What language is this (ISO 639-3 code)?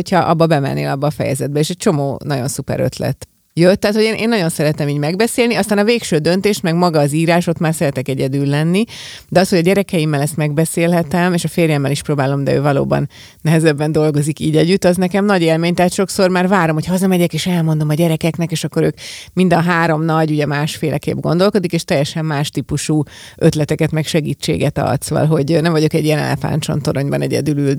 hun